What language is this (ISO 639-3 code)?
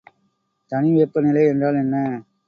tam